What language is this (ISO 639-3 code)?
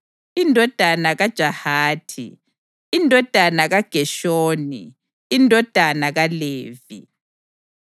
nde